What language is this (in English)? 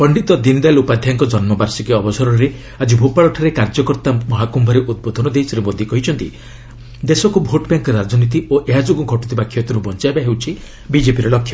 Odia